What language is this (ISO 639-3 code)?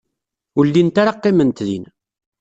kab